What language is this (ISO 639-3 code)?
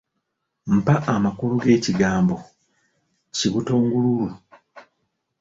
lug